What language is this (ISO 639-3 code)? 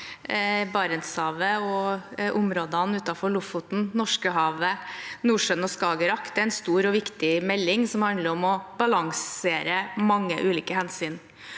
nor